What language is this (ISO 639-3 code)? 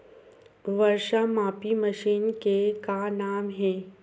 hne